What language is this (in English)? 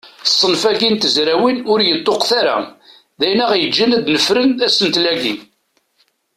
Kabyle